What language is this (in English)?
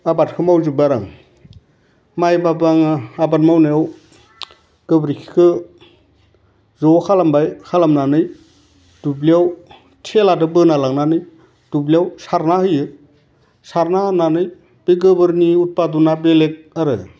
Bodo